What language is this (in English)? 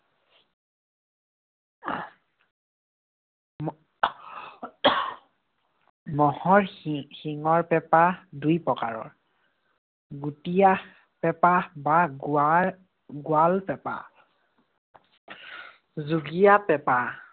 Assamese